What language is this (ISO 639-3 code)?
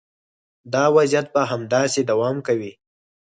pus